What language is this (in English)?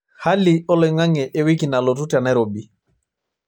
Masai